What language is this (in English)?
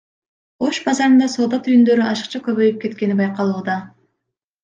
Kyrgyz